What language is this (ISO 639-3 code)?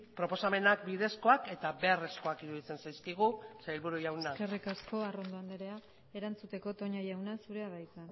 eus